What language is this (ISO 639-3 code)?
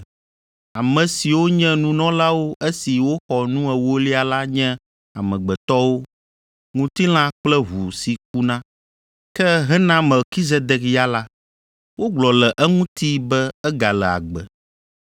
ewe